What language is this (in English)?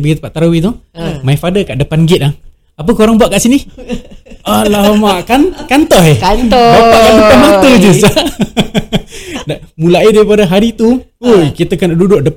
Malay